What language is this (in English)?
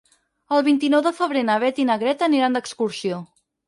Catalan